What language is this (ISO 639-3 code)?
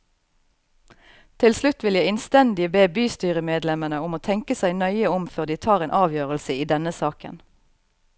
nor